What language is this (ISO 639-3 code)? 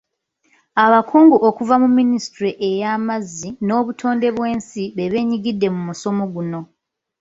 lug